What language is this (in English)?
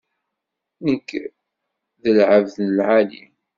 Kabyle